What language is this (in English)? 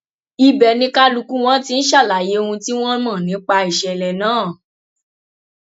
Yoruba